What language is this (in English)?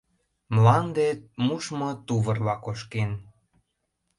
Mari